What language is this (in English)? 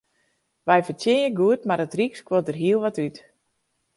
Western Frisian